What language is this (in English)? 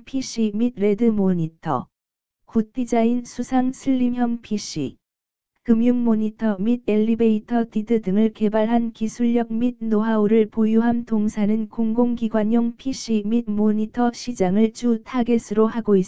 Korean